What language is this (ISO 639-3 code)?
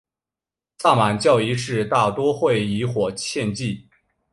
zho